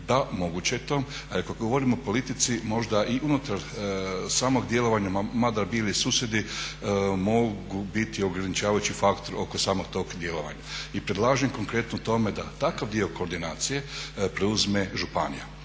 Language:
Croatian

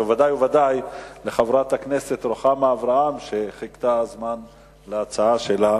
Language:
Hebrew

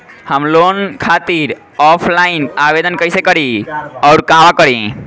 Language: Bhojpuri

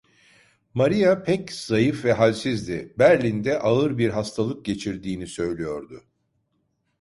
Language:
Turkish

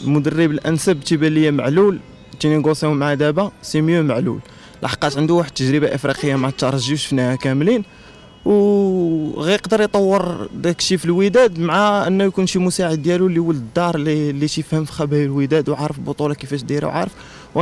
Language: Arabic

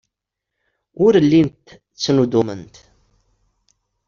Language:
Kabyle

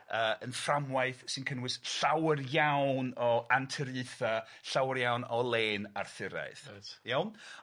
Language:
Welsh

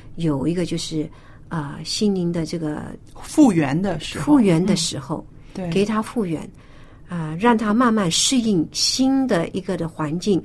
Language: Chinese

